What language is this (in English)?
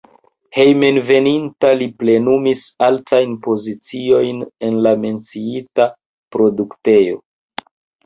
Esperanto